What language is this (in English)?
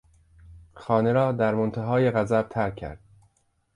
Persian